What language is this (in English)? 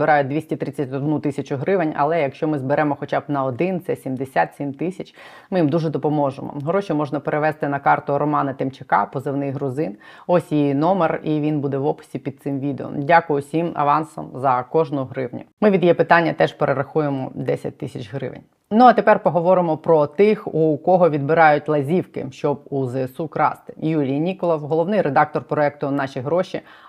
Ukrainian